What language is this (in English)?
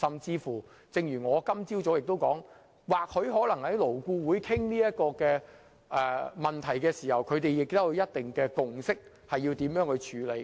Cantonese